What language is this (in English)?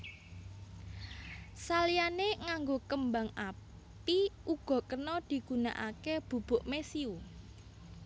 Javanese